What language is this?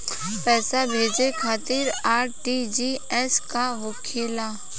Bhojpuri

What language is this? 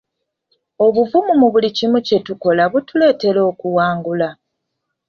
Ganda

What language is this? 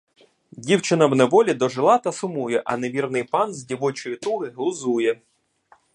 Ukrainian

